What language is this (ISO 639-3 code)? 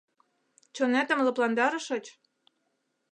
chm